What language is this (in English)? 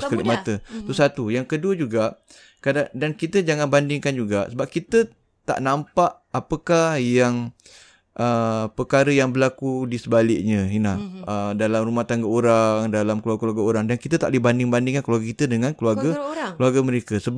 Malay